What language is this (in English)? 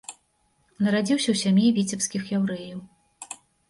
Belarusian